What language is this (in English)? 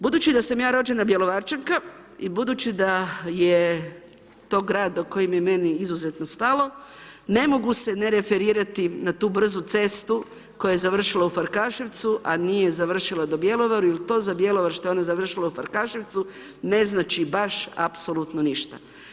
Croatian